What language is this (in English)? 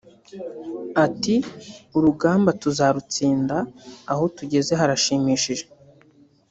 Kinyarwanda